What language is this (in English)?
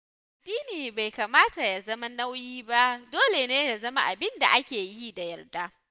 Hausa